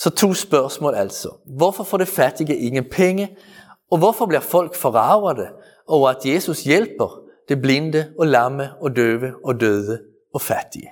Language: Danish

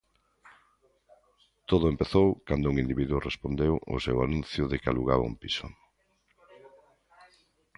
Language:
Galician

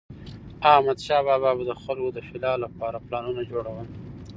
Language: Pashto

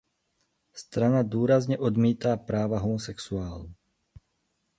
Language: Czech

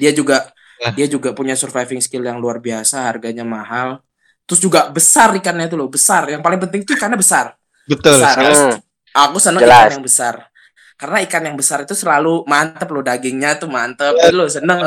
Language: Indonesian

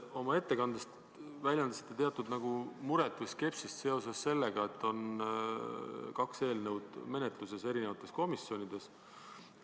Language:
Estonian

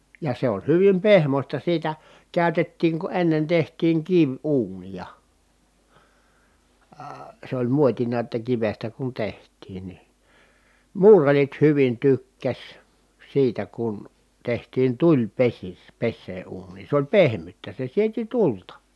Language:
Finnish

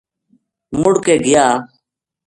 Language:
Gujari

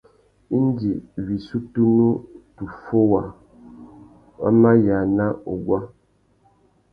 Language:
Tuki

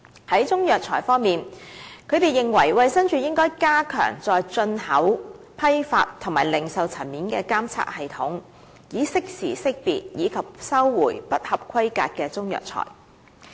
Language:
Cantonese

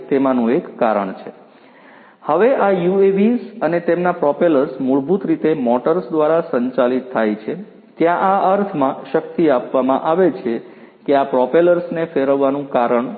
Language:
Gujarati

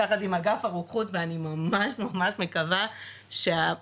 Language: Hebrew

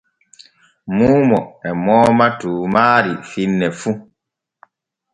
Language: Borgu Fulfulde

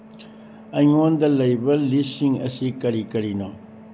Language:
Manipuri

